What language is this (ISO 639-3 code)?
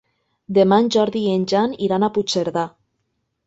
cat